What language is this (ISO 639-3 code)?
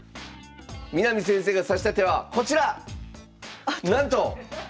jpn